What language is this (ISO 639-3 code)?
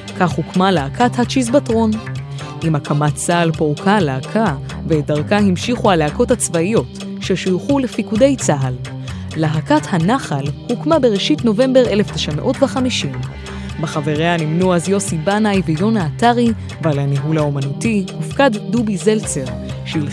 heb